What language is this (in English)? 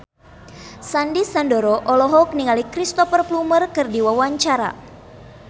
Sundanese